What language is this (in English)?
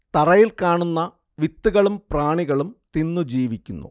Malayalam